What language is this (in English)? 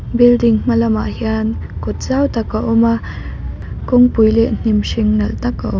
Mizo